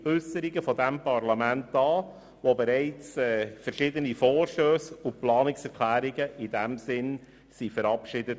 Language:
Swiss German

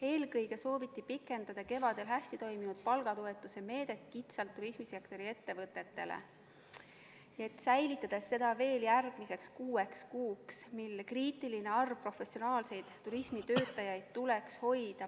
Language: Estonian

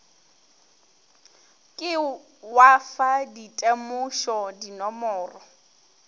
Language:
Northern Sotho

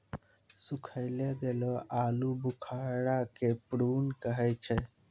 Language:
Maithili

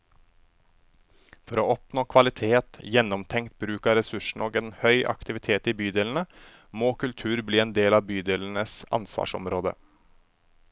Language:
Norwegian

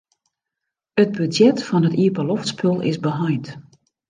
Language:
Western Frisian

